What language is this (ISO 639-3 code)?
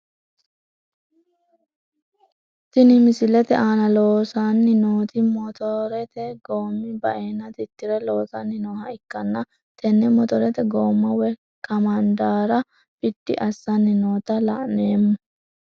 sid